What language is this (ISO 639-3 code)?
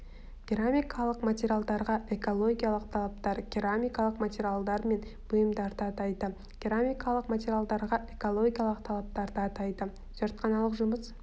kaz